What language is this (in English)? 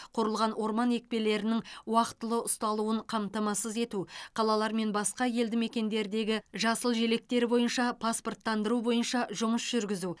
Kazakh